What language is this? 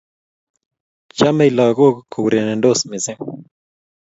Kalenjin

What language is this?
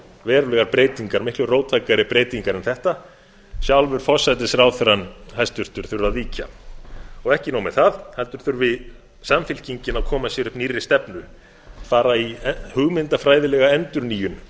Icelandic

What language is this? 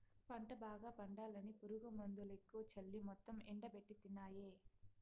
Telugu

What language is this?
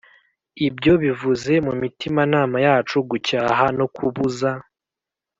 Kinyarwanda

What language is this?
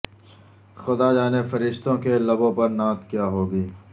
Urdu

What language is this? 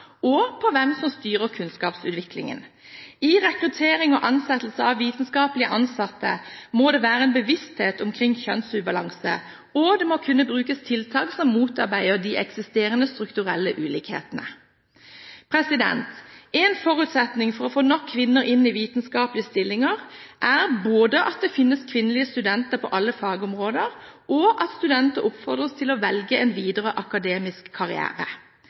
Norwegian Bokmål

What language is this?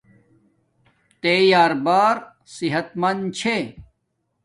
Domaaki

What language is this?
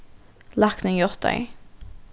Faroese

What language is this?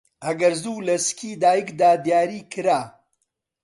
Central Kurdish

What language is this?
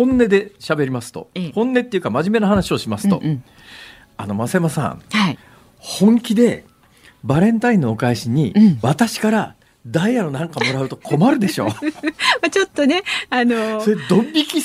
Japanese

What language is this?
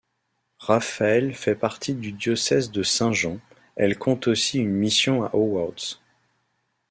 French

